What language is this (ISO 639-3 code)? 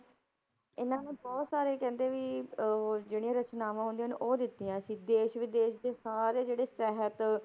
pan